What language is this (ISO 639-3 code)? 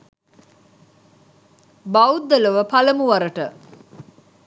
sin